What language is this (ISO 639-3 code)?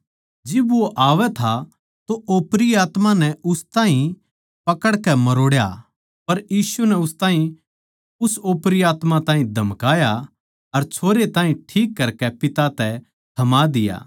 bgc